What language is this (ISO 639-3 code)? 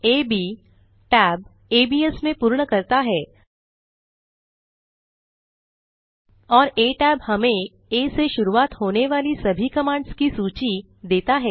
hin